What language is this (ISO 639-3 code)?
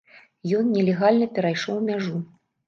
bel